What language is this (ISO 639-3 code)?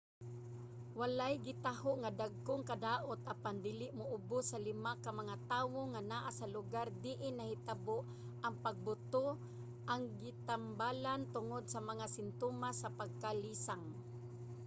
ceb